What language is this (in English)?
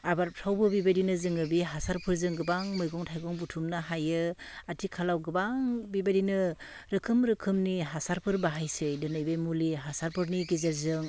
Bodo